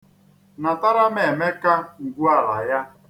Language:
Igbo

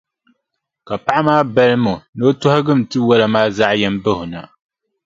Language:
Dagbani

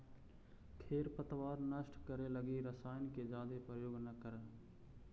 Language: Magahi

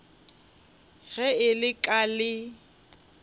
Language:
Northern Sotho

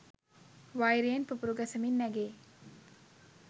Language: Sinhala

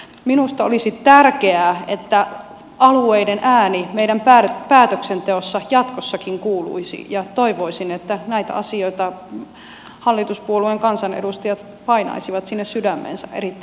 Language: Finnish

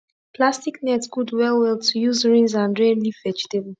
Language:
Nigerian Pidgin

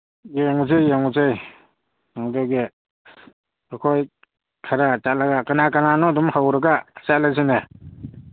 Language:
Manipuri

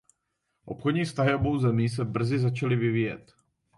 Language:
Czech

